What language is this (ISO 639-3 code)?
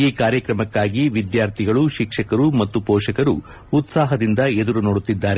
kan